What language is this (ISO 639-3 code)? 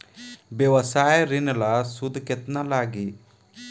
bho